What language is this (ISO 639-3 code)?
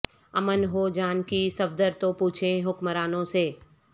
urd